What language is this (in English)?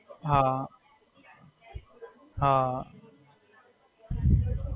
Gujarati